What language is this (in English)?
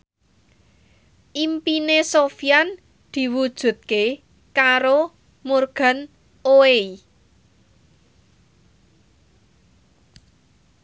Javanese